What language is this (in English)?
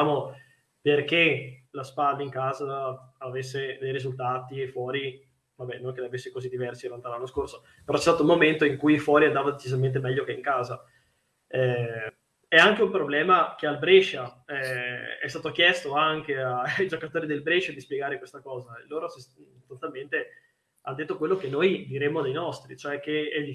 Italian